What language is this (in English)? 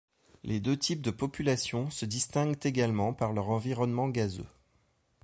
French